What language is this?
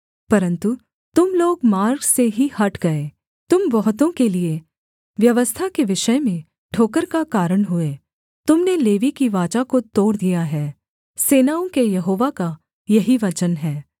Hindi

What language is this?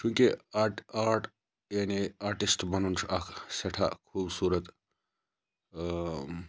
Kashmiri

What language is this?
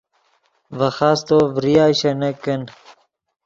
Yidgha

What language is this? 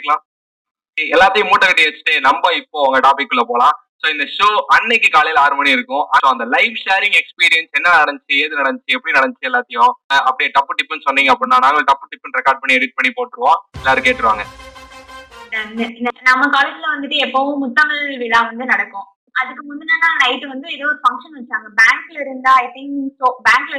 Tamil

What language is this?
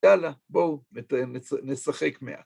Hebrew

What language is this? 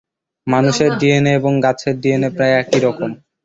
Bangla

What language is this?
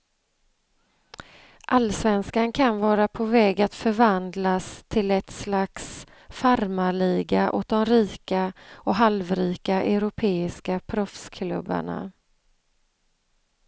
Swedish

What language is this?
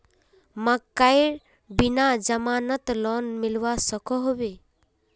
Magahi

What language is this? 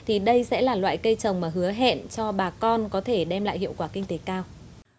Vietnamese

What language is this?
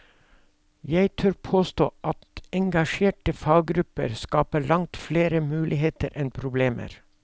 Norwegian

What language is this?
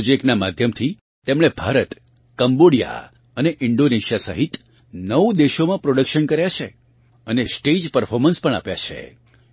Gujarati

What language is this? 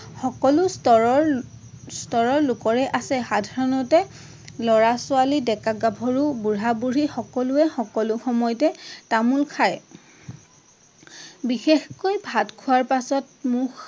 Assamese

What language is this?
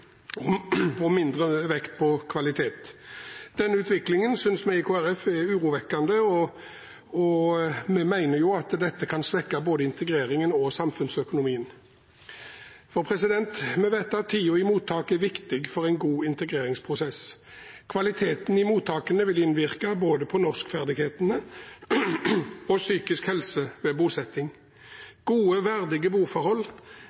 Norwegian Bokmål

